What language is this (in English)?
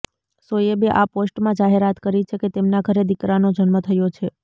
Gujarati